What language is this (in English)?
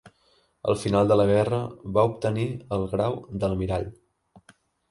Catalan